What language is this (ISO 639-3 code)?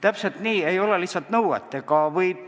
est